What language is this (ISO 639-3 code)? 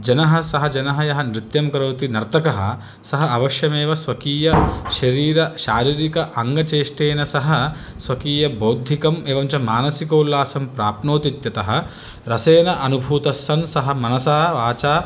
san